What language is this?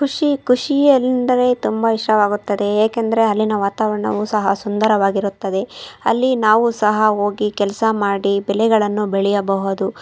Kannada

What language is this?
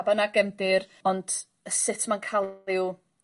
Welsh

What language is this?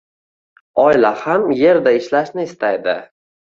Uzbek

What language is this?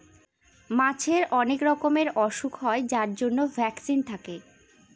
Bangla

